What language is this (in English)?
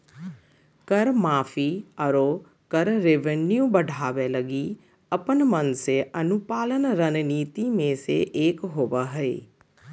Magahi